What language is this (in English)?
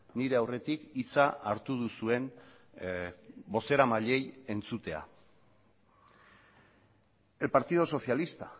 Basque